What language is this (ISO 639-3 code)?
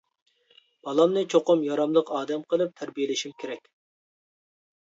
uig